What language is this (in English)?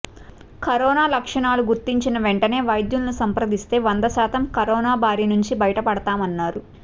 Telugu